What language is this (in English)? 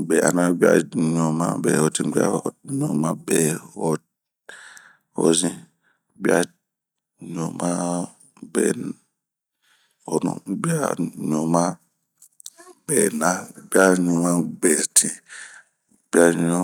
Bomu